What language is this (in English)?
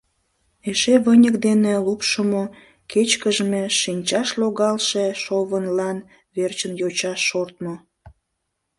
Mari